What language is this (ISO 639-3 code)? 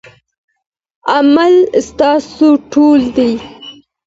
pus